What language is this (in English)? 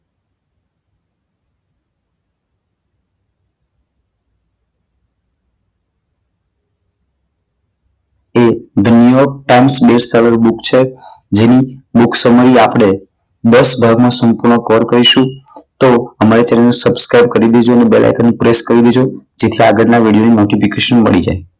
Gujarati